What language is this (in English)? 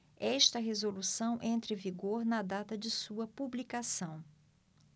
Portuguese